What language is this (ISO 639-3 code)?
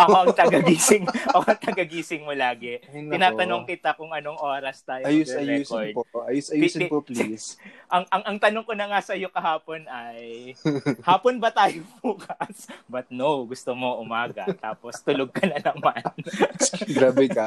fil